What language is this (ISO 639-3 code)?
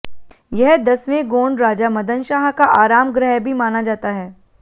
hin